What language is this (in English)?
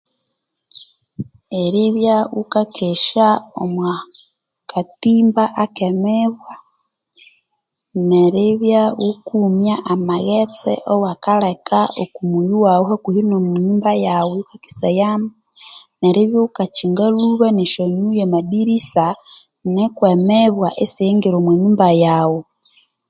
Konzo